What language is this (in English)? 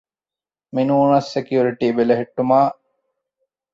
Divehi